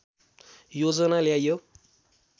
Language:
Nepali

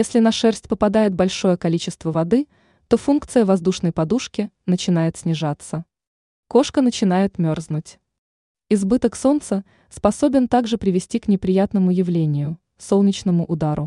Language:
Russian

